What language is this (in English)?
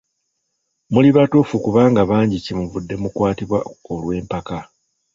Ganda